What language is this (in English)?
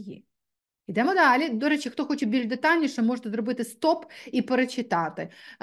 Ukrainian